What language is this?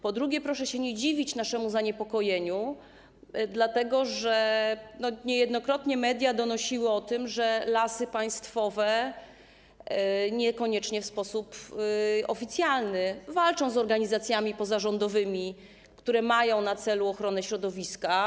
Polish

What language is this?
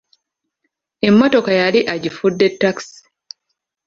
Ganda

